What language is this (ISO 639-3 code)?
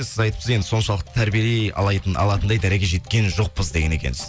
kaz